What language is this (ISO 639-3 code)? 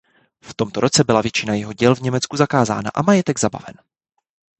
ces